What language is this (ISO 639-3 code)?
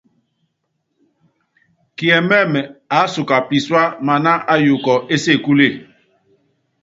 yav